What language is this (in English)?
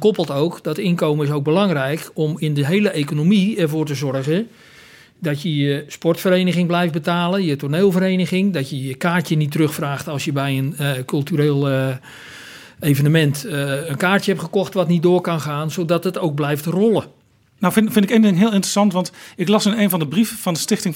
Dutch